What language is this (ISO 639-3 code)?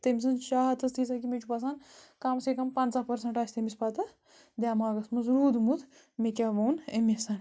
kas